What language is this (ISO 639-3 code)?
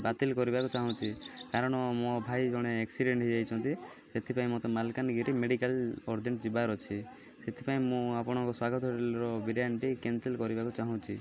ori